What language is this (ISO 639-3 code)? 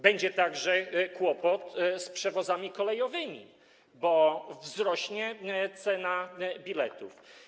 pol